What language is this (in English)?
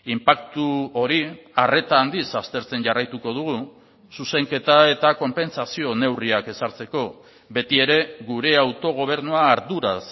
Basque